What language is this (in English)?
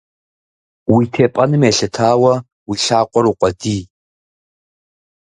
Kabardian